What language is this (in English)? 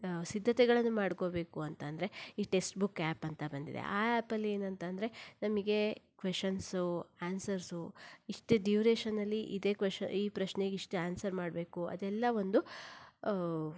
Kannada